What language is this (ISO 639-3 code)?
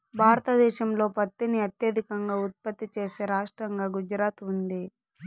tel